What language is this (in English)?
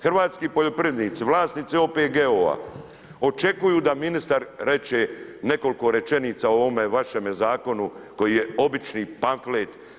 Croatian